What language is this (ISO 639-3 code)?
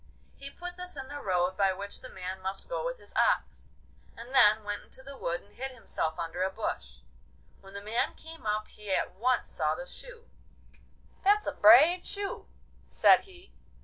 eng